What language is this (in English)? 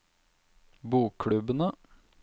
Norwegian